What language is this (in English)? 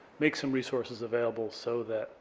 English